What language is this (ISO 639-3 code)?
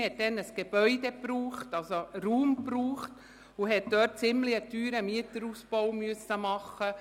gsw